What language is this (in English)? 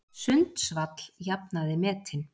Icelandic